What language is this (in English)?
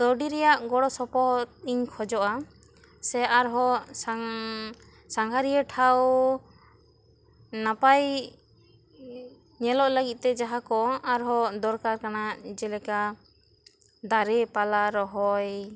Santali